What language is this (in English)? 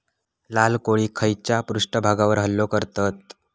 Marathi